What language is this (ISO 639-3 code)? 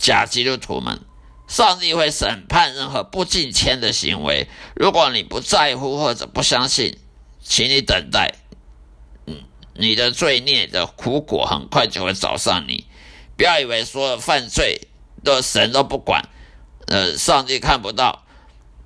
zho